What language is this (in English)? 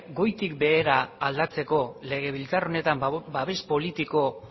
Basque